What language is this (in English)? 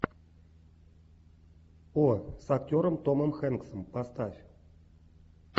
Russian